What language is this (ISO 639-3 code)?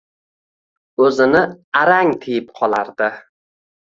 uzb